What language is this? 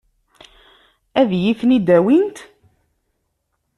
Kabyle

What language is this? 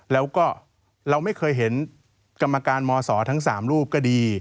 Thai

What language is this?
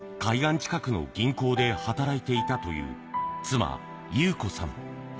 Japanese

